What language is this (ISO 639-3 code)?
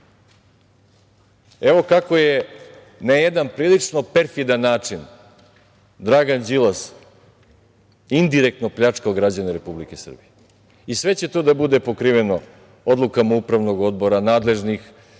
srp